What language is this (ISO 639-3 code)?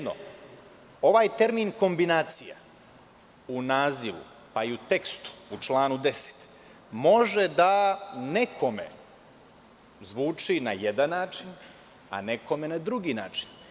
srp